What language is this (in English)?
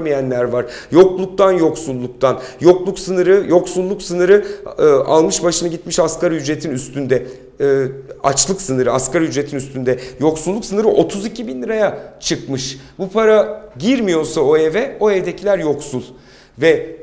Turkish